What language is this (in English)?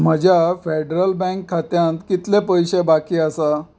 Konkani